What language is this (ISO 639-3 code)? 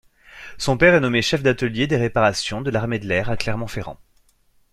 fra